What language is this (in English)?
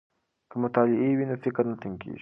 Pashto